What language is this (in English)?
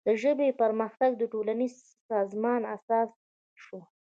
Pashto